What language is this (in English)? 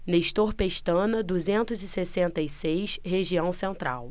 Portuguese